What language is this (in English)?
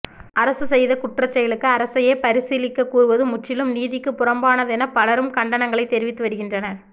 Tamil